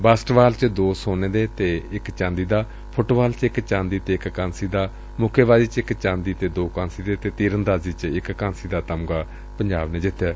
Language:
Punjabi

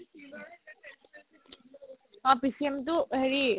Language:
Assamese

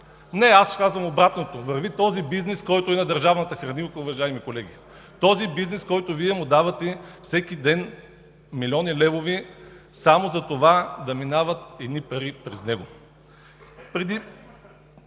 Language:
Bulgarian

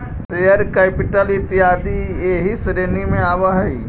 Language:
Magahi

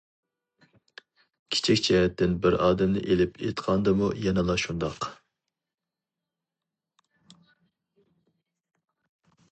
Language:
Uyghur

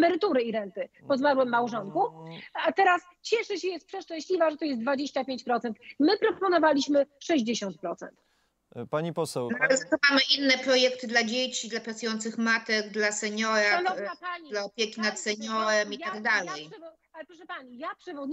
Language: Polish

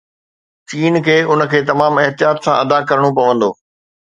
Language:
Sindhi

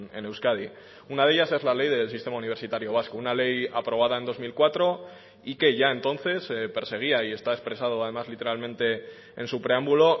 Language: Spanish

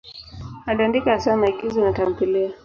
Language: Swahili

